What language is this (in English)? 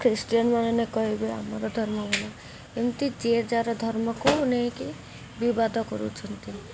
Odia